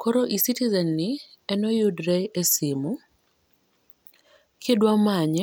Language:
Luo (Kenya and Tanzania)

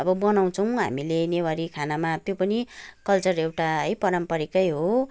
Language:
Nepali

